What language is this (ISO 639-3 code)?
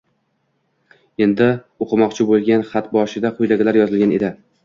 uzb